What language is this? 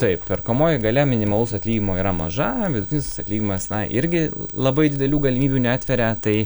Lithuanian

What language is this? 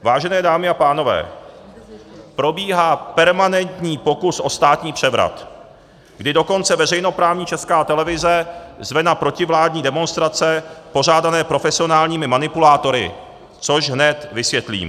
Czech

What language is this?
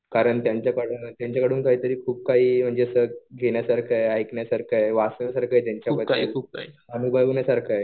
Marathi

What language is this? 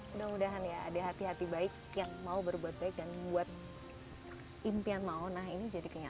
Indonesian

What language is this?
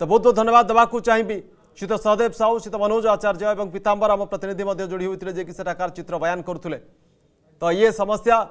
Hindi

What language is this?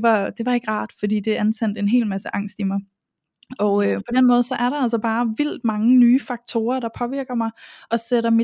Danish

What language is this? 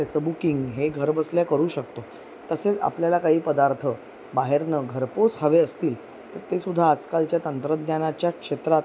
Marathi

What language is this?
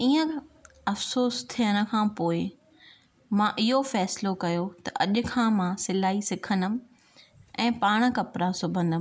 Sindhi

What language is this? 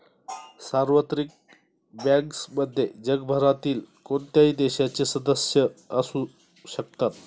Marathi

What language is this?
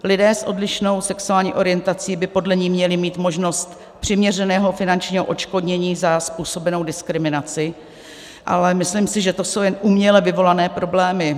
Czech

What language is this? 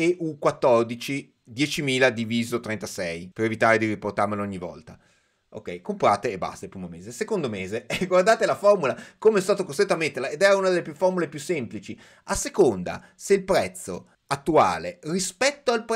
Italian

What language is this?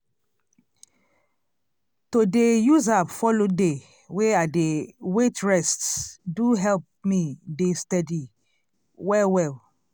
Nigerian Pidgin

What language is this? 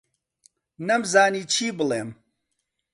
Central Kurdish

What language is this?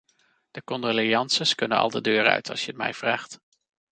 Dutch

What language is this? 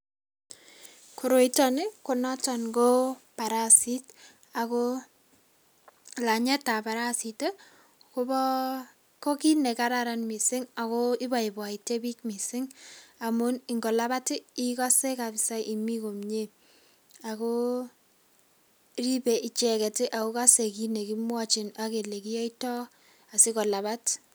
Kalenjin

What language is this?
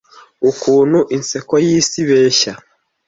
Kinyarwanda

